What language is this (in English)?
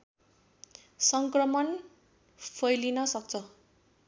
Nepali